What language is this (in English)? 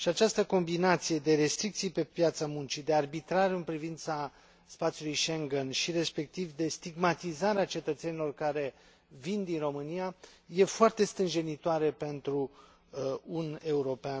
Romanian